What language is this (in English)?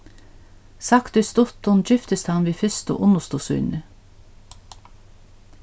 Faroese